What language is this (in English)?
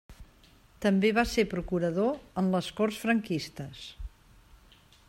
Catalan